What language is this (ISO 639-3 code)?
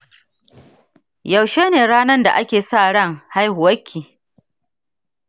hau